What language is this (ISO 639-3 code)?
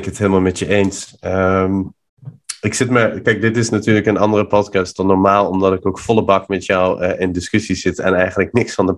nld